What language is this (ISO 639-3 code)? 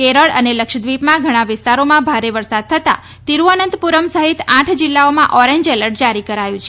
guj